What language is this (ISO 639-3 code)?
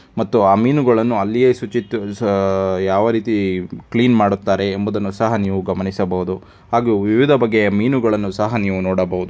kan